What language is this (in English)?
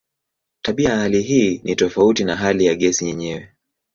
Swahili